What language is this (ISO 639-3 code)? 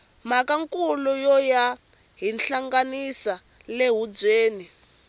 tso